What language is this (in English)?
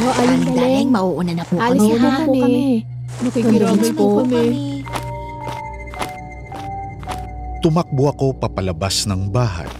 Filipino